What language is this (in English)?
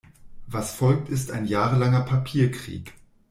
German